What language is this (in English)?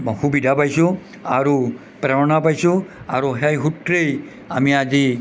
Assamese